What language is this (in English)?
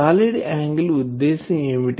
Telugu